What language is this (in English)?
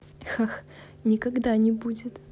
Russian